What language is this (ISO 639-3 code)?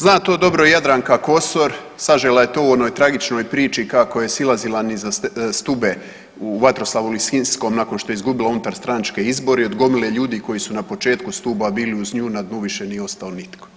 hrv